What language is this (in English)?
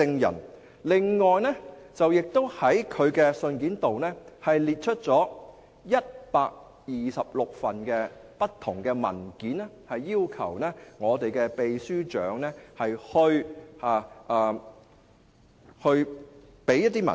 Cantonese